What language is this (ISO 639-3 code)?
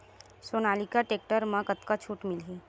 hne